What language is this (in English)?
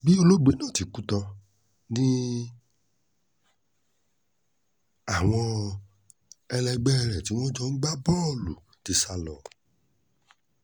Yoruba